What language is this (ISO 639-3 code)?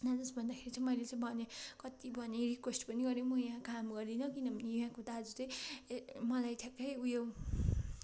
nep